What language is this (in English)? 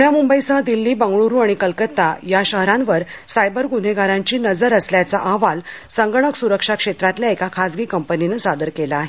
Marathi